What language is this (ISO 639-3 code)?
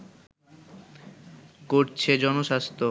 ben